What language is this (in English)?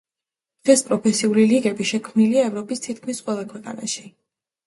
Georgian